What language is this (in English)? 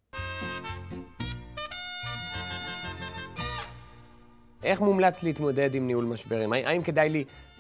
Hebrew